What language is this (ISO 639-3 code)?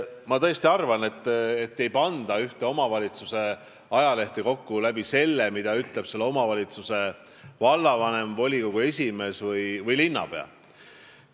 est